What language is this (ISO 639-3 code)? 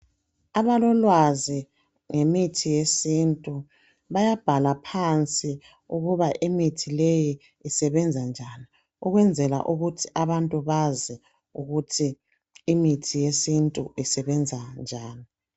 nde